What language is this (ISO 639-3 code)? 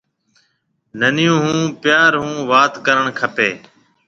mve